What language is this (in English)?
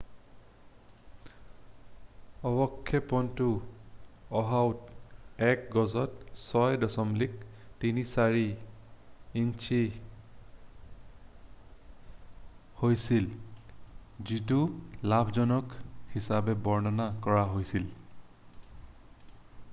Assamese